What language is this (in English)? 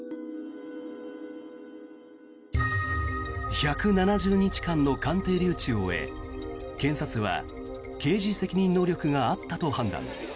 Japanese